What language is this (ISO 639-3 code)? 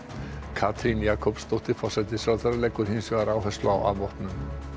isl